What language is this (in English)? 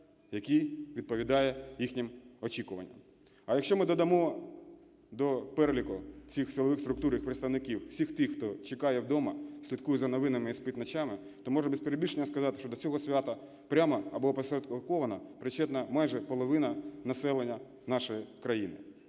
Ukrainian